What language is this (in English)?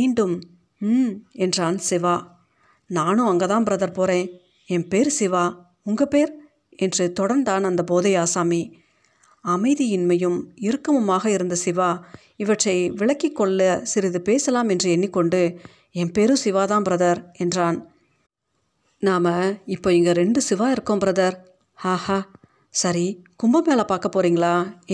Tamil